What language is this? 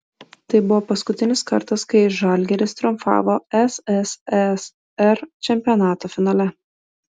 Lithuanian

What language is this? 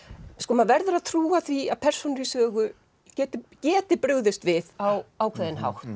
Icelandic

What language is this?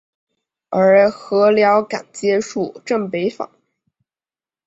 Chinese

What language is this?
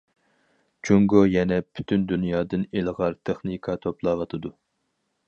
Uyghur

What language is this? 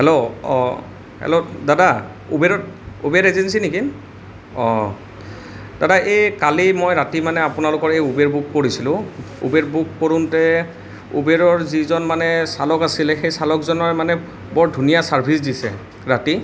Assamese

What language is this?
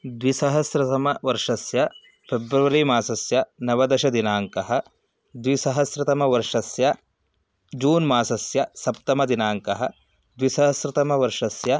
Sanskrit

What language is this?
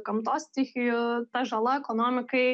Lithuanian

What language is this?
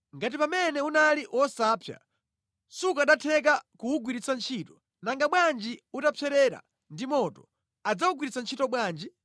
Nyanja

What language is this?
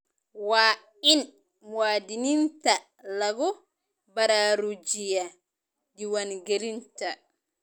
Somali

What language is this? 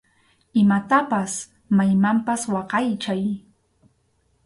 Arequipa-La Unión Quechua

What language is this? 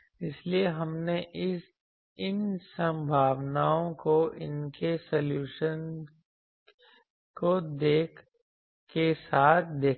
Hindi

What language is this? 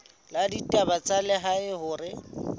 Southern Sotho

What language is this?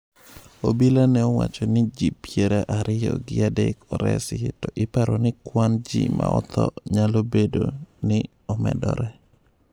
Luo (Kenya and Tanzania)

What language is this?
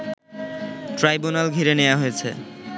Bangla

